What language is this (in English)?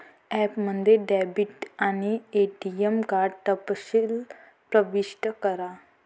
Marathi